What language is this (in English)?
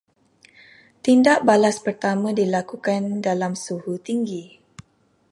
Malay